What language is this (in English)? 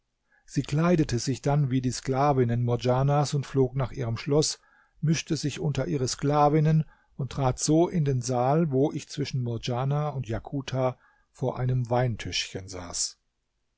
German